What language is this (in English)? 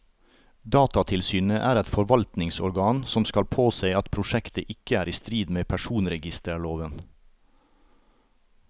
Norwegian